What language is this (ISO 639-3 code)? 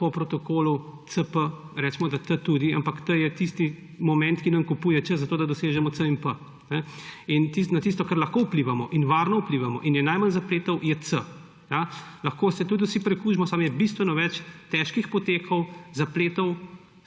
slv